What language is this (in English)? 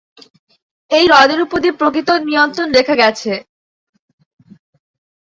Bangla